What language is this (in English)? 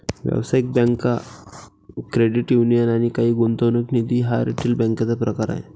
Marathi